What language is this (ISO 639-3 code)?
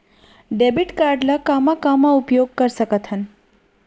hne